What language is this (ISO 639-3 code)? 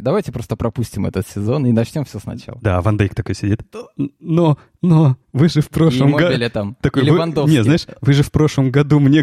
rus